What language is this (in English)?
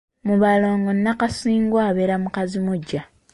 Ganda